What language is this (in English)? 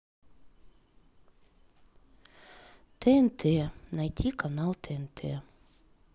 Russian